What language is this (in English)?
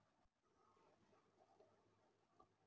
Kannada